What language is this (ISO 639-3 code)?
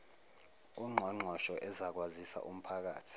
zul